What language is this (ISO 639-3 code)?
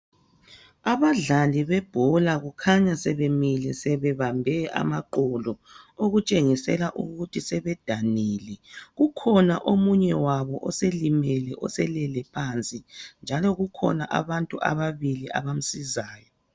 nde